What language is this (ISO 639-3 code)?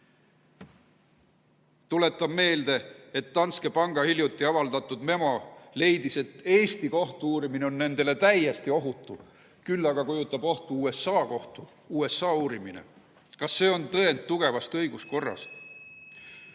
est